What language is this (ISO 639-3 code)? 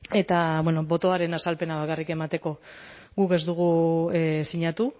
eus